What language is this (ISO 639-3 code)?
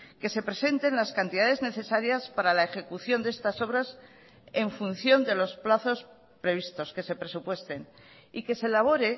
spa